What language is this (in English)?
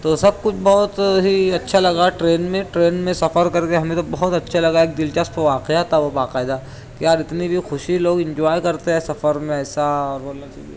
Urdu